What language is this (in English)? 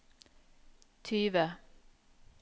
Norwegian